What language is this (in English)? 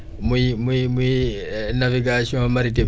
Wolof